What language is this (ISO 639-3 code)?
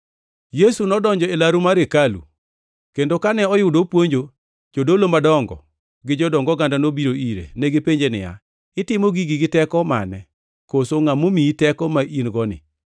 luo